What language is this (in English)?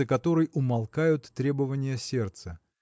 Russian